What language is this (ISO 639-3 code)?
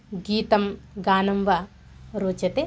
san